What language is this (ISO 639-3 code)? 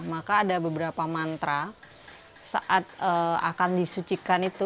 ind